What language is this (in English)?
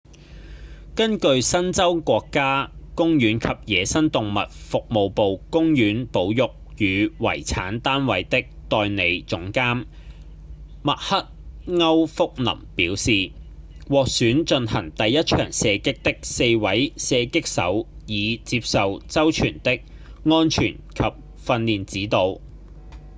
Cantonese